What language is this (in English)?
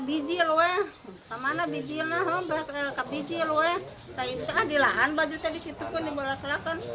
Indonesian